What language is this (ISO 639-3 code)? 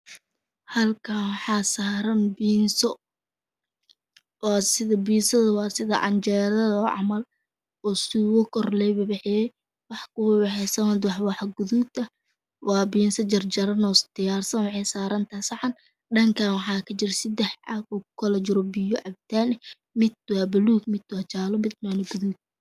som